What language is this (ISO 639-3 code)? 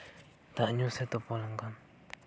sat